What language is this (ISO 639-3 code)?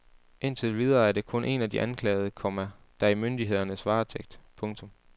dan